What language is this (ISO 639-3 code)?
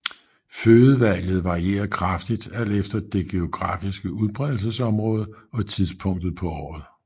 dan